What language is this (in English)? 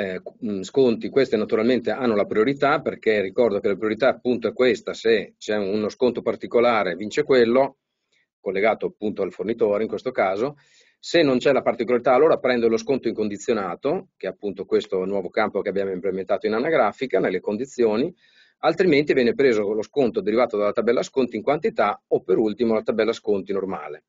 Italian